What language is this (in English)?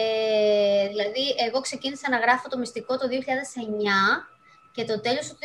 Greek